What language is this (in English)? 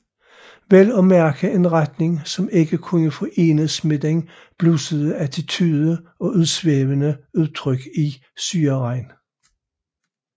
Danish